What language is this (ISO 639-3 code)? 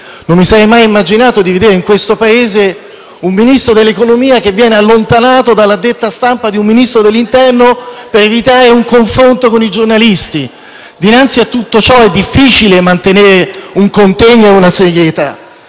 ita